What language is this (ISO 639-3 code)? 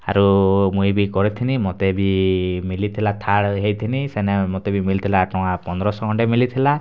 ori